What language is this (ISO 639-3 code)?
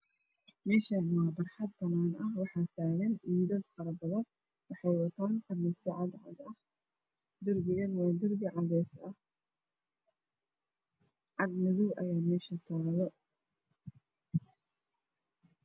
som